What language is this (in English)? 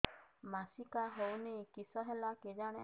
Odia